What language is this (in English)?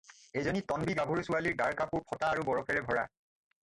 Assamese